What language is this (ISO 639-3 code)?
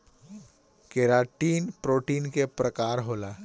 bho